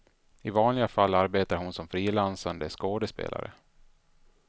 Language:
Swedish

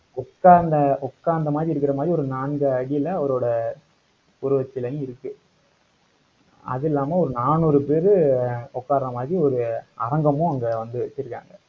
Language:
Tamil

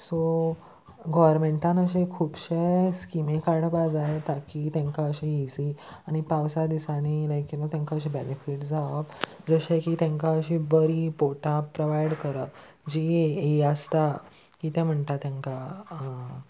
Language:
Konkani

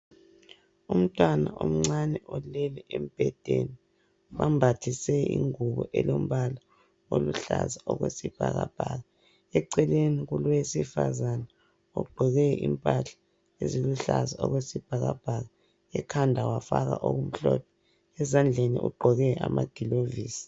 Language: North Ndebele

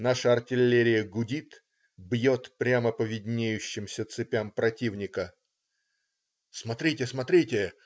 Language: Russian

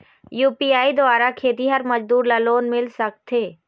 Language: Chhattisgarhi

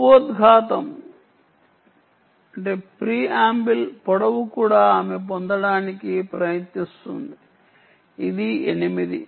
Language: Telugu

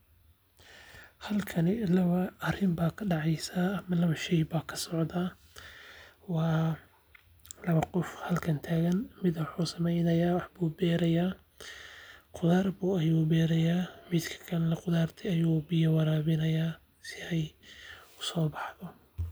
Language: Somali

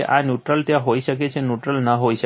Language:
Gujarati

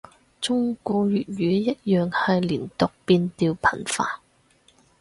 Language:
Cantonese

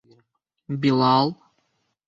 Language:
Bashkir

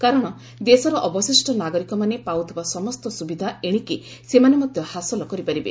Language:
Odia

